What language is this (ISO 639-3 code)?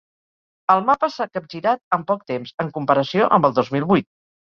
cat